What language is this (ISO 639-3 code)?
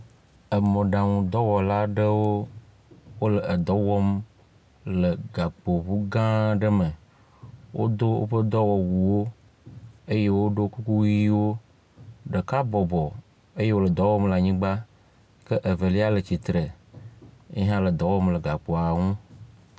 ewe